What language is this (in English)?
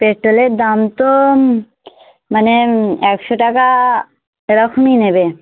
Bangla